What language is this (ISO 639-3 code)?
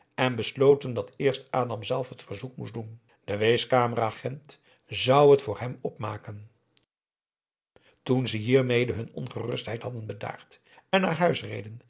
nld